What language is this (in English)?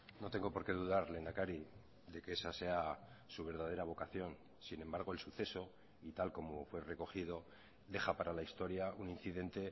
Spanish